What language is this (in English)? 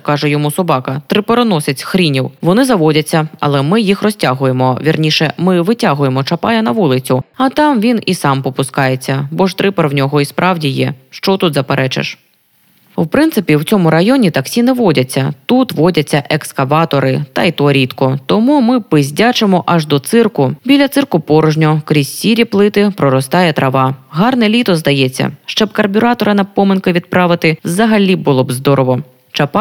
Ukrainian